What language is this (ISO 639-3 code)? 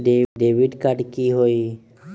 mag